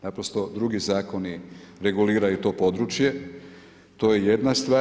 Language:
Croatian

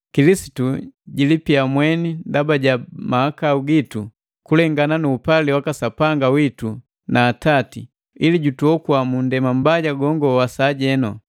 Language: Matengo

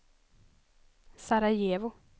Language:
Swedish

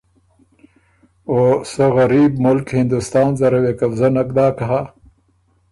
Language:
Ormuri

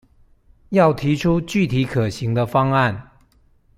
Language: Chinese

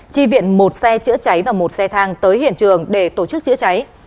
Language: Vietnamese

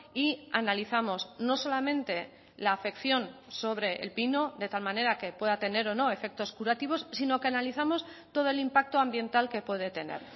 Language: Spanish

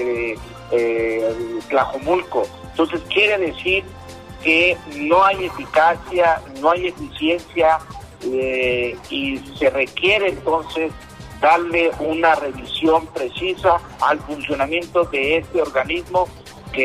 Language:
Spanish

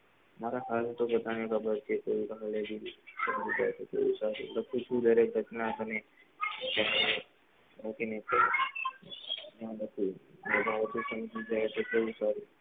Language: Gujarati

